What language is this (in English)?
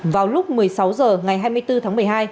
Vietnamese